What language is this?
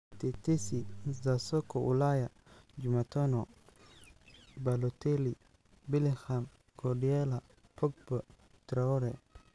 Somali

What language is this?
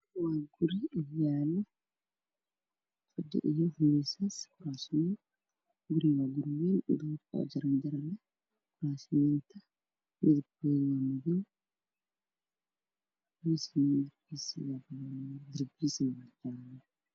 Somali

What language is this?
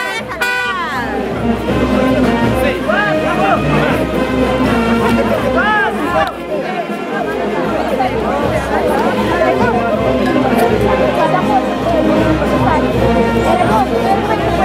Spanish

